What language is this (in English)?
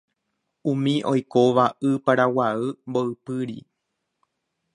Guarani